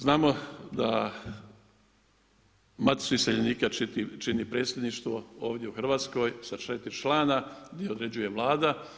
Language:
Croatian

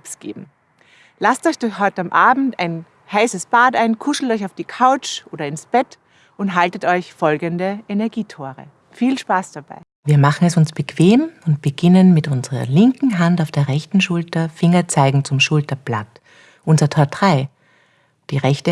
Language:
German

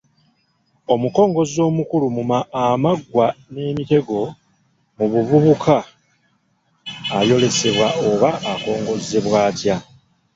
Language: Ganda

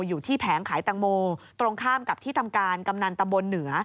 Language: Thai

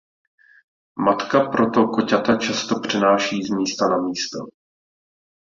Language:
Czech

